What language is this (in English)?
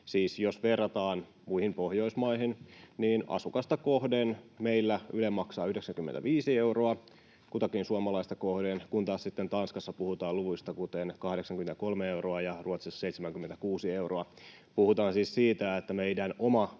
Finnish